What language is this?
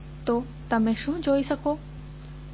Gujarati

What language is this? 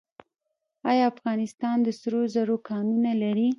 Pashto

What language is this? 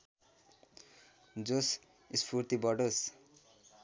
Nepali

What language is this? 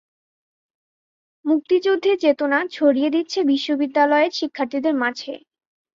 Bangla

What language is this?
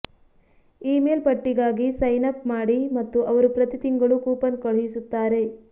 Kannada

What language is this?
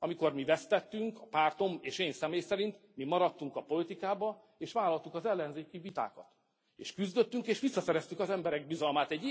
Hungarian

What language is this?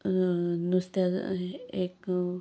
Konkani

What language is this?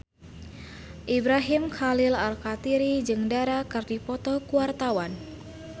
Sundanese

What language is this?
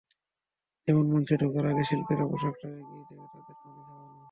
Bangla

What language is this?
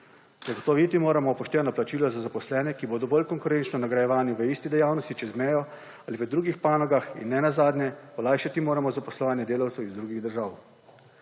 Slovenian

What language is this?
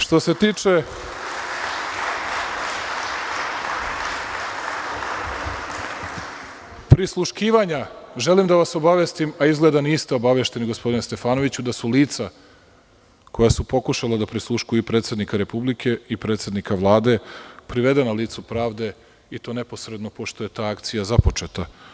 Serbian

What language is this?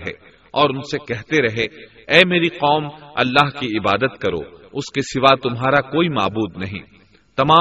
Urdu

